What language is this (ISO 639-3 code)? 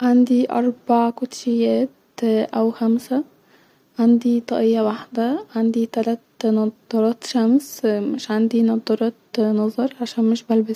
arz